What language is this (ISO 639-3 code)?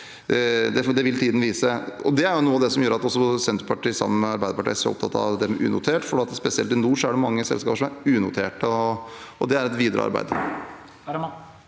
nor